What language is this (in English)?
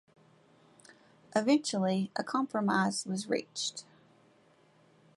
English